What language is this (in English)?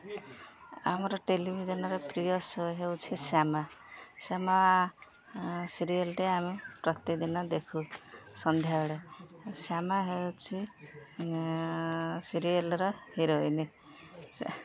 Odia